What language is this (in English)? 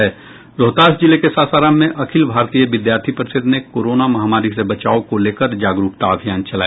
Hindi